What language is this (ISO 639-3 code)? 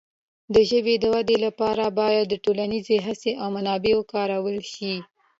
pus